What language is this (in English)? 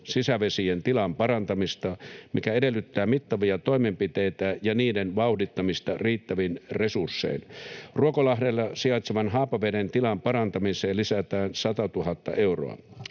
Finnish